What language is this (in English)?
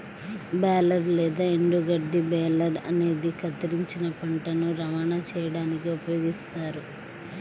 Telugu